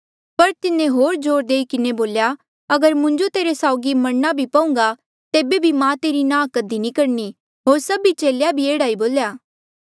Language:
Mandeali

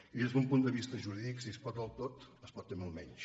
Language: Catalan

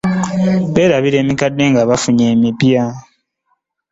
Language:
Ganda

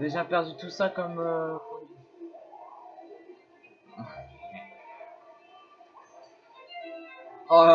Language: French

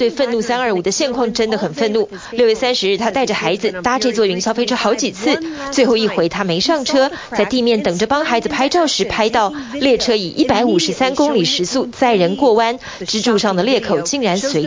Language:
Chinese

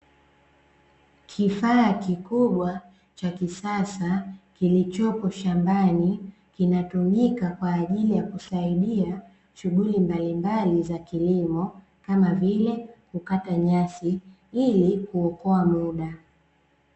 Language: Swahili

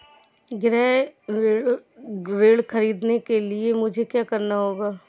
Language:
Hindi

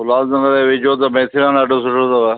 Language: Sindhi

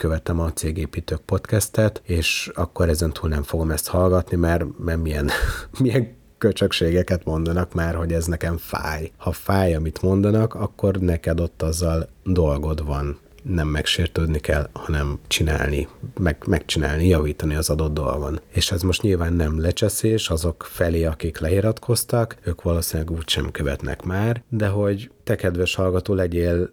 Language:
Hungarian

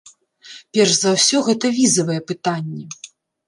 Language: Belarusian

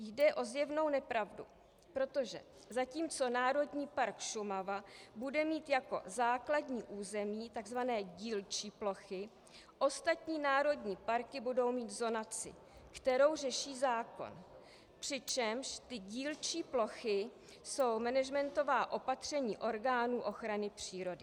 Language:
Czech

